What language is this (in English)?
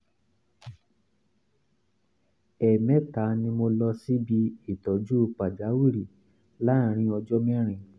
Yoruba